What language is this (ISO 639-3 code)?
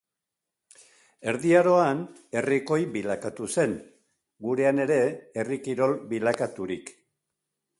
eus